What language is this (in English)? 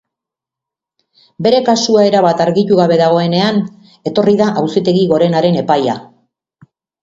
Basque